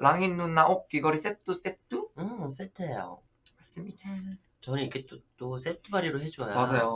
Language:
Korean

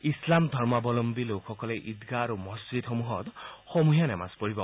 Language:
Assamese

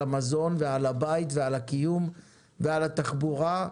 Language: Hebrew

